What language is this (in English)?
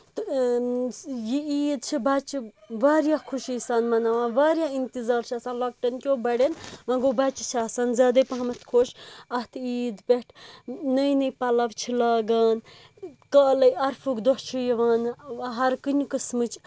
Kashmiri